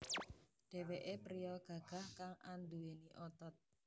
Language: Javanese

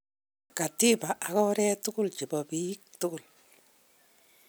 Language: Kalenjin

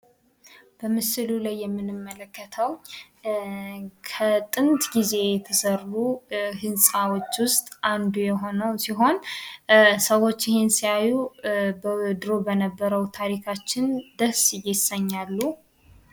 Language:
Amharic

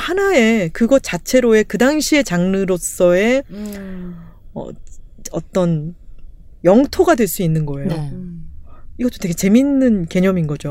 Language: Korean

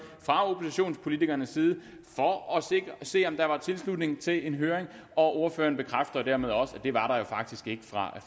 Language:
Danish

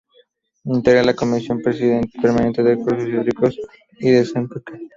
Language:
Spanish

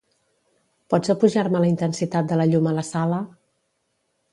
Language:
Catalan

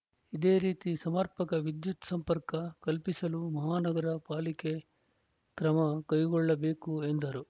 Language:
Kannada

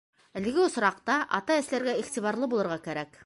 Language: Bashkir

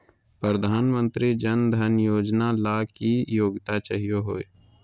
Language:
Magahi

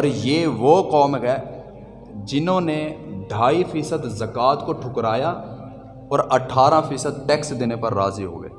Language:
Urdu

